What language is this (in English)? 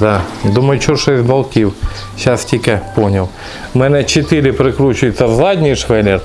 Russian